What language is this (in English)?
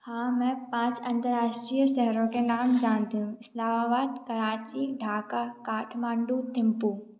Hindi